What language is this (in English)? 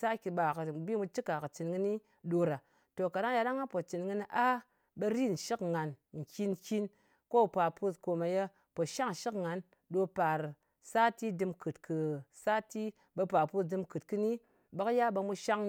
Ngas